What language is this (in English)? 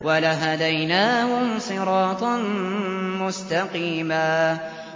Arabic